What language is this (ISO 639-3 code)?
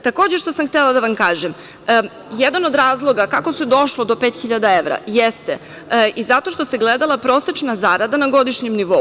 srp